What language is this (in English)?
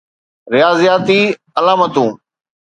Sindhi